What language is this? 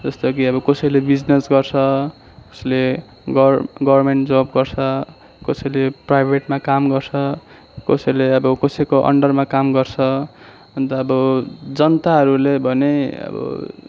Nepali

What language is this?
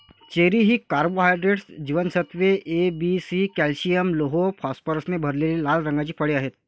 Marathi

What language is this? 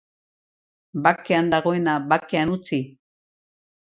Basque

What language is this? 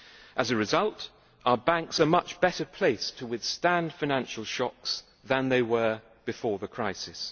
English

